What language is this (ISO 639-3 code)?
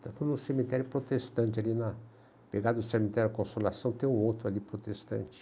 por